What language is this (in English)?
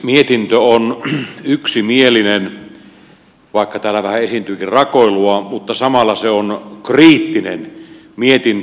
Finnish